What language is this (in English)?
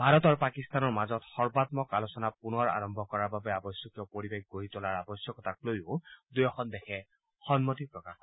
Assamese